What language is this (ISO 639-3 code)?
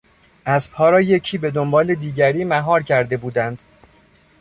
fas